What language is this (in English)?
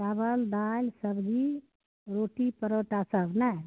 Maithili